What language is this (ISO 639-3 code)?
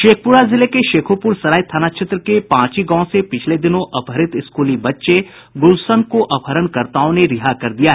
hin